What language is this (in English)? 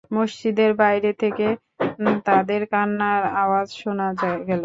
Bangla